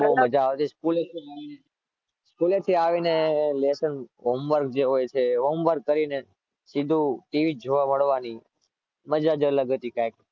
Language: Gujarati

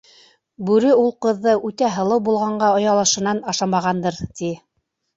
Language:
Bashkir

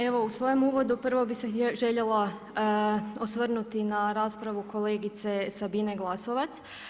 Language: Croatian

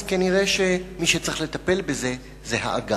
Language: Hebrew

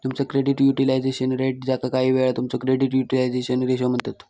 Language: Marathi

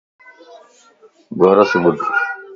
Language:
Lasi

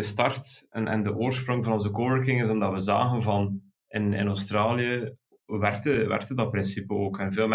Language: Dutch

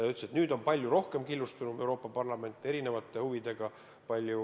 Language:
Estonian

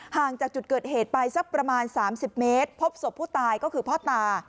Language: Thai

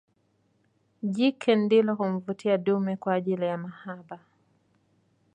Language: Swahili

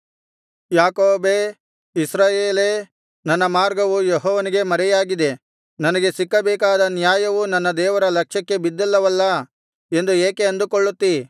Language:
Kannada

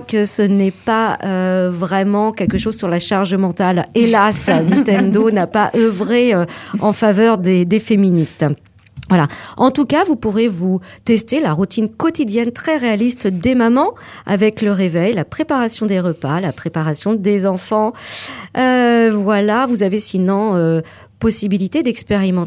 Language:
French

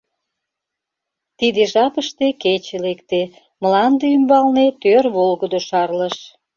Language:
Mari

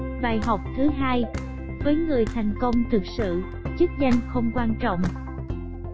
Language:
Vietnamese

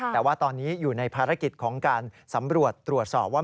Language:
Thai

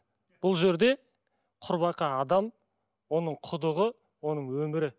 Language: Kazakh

